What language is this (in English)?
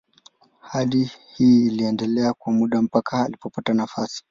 Swahili